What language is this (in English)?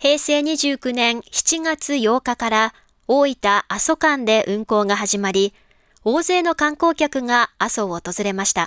Japanese